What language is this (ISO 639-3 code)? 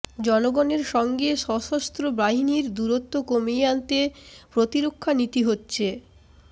ben